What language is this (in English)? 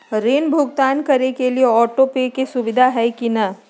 Magahi